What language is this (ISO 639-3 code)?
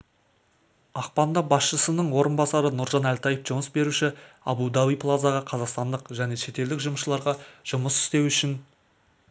kaz